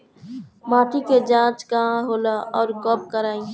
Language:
Bhojpuri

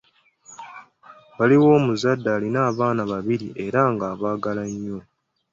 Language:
Ganda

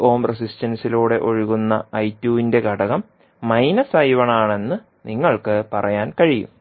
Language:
Malayalam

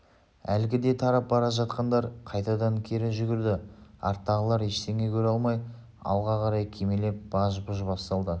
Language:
Kazakh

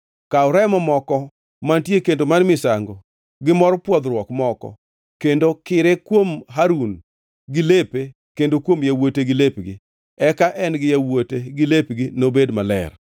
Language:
Luo (Kenya and Tanzania)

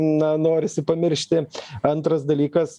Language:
Lithuanian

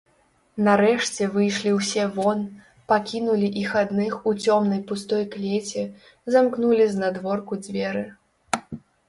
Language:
Belarusian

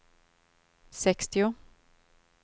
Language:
Swedish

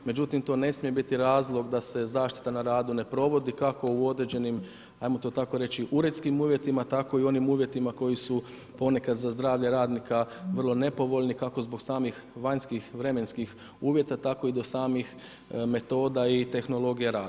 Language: Croatian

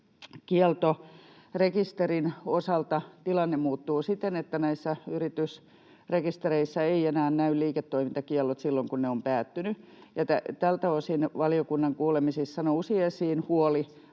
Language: Finnish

